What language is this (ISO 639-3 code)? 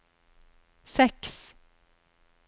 nor